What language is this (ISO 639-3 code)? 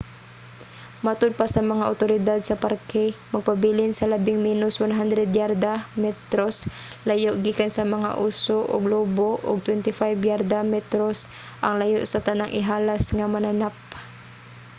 ceb